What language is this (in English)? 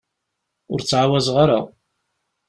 Kabyle